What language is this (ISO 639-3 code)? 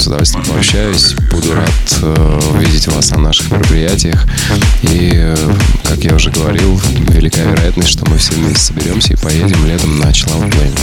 rus